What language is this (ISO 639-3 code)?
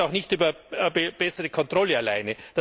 deu